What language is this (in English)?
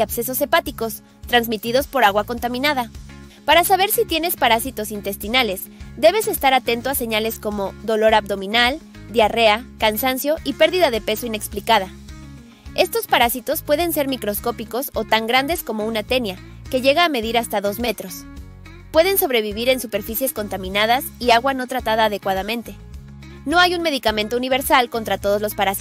Spanish